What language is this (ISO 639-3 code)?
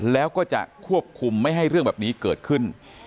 tha